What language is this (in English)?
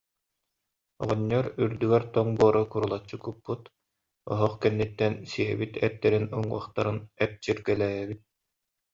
Yakut